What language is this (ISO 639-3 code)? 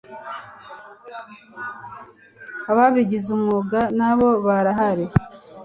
kin